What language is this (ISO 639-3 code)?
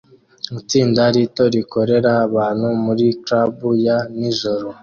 kin